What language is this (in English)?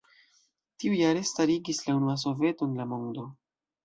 Esperanto